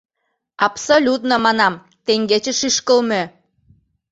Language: Mari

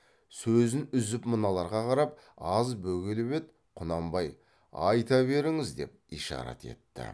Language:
Kazakh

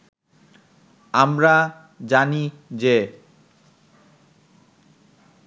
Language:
Bangla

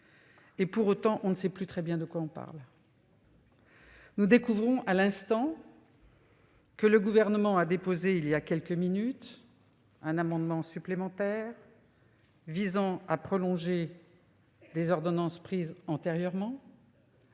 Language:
French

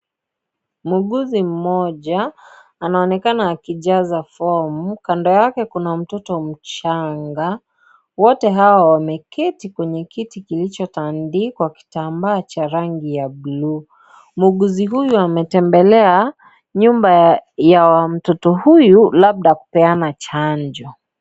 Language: Swahili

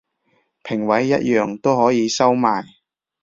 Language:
Cantonese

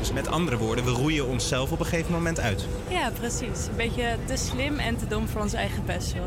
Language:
Dutch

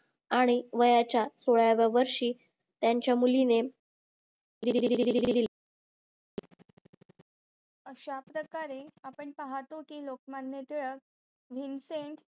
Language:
Marathi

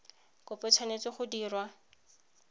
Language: Tswana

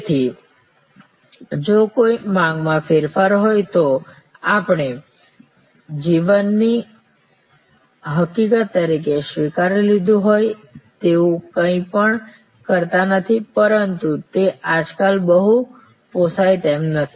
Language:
Gujarati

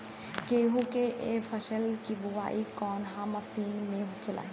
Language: Bhojpuri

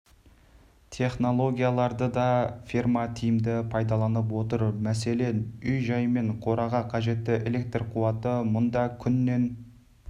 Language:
Kazakh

